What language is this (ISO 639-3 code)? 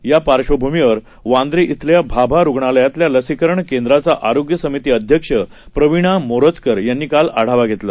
mar